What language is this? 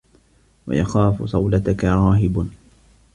Arabic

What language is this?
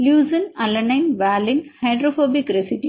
Tamil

